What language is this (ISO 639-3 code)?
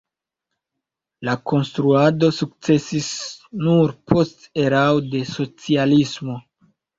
epo